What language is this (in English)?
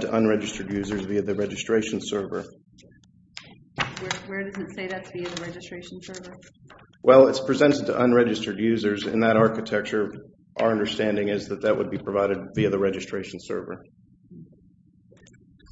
English